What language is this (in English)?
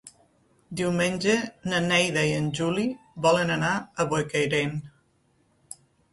Catalan